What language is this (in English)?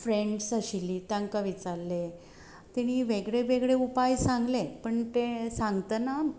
Konkani